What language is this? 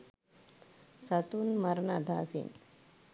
Sinhala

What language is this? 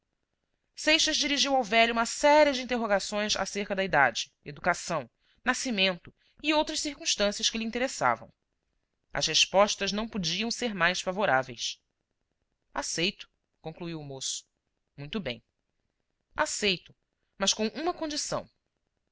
Portuguese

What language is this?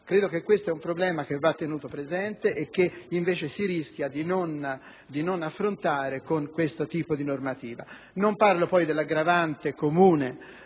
Italian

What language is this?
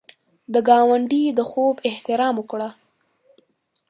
Pashto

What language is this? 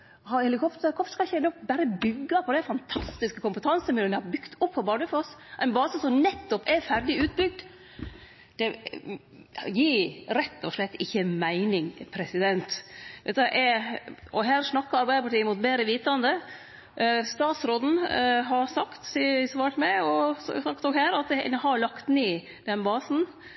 Norwegian Nynorsk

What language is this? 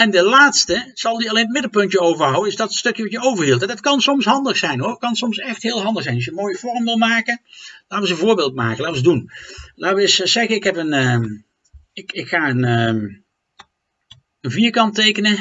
Dutch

